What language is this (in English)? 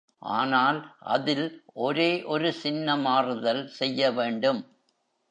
Tamil